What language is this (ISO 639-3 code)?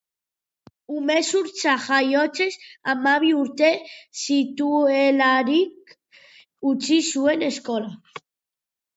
eus